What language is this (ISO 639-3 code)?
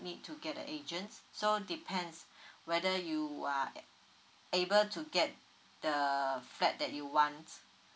eng